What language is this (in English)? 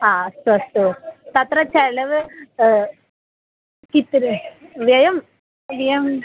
Sanskrit